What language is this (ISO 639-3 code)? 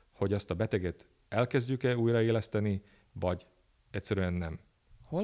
hun